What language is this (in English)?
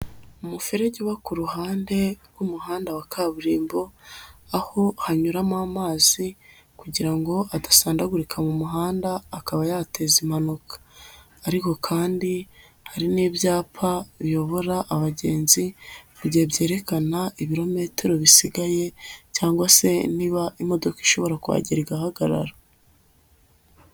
Kinyarwanda